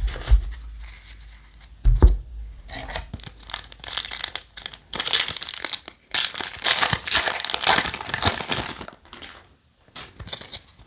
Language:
Spanish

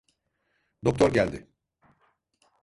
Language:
Turkish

